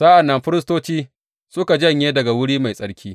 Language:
Hausa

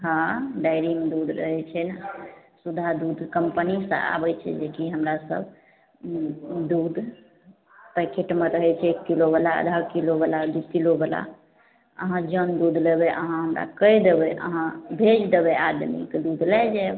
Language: Maithili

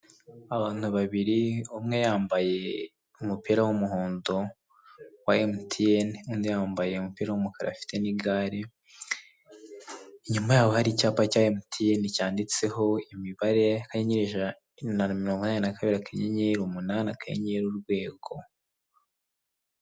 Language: Kinyarwanda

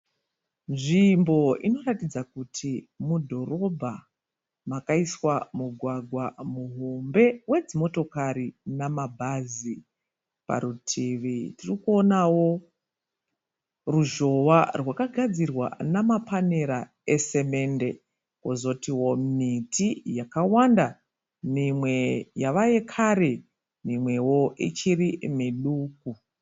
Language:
Shona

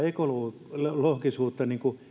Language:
Finnish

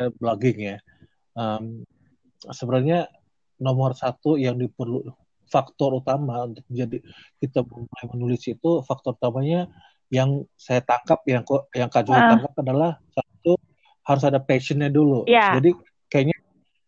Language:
Indonesian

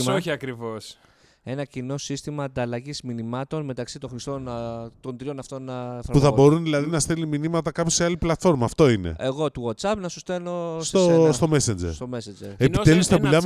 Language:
Greek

